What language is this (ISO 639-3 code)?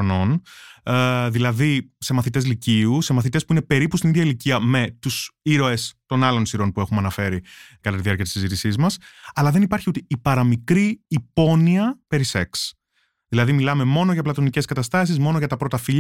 ell